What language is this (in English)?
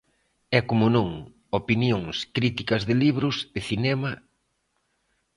Galician